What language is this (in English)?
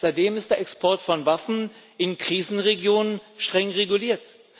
German